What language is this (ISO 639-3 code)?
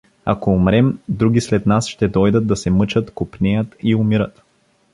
bul